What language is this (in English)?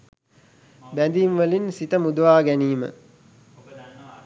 Sinhala